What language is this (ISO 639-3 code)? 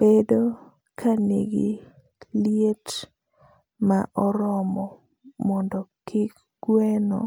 luo